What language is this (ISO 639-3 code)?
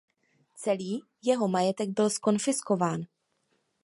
ces